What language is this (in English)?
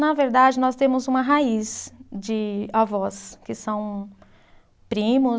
Portuguese